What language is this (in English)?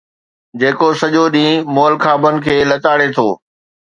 Sindhi